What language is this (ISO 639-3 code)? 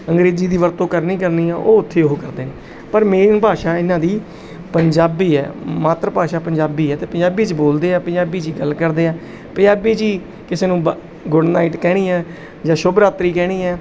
pan